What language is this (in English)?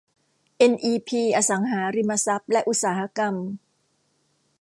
Thai